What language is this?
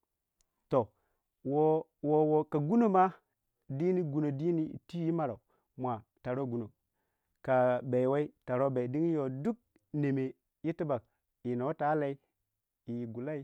Waja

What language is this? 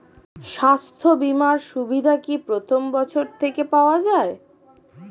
Bangla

